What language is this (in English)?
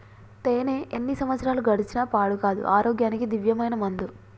Telugu